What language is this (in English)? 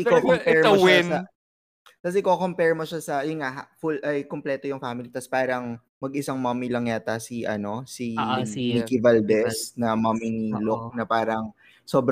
Filipino